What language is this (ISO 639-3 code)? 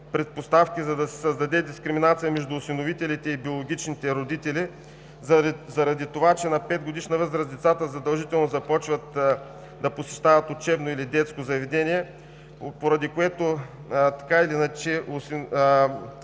bul